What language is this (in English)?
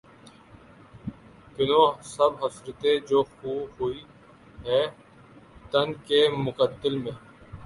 Urdu